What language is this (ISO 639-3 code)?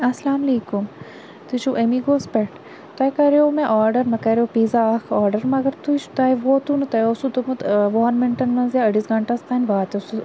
kas